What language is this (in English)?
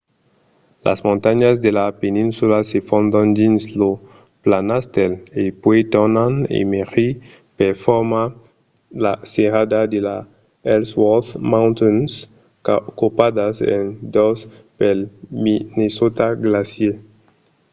Occitan